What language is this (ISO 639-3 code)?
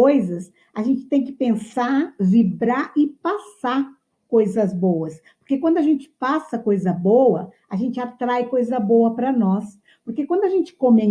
por